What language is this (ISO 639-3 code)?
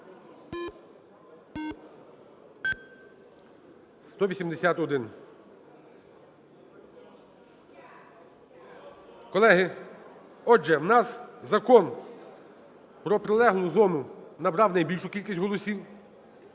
ukr